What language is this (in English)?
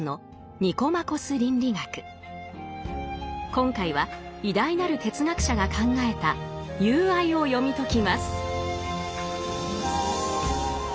Japanese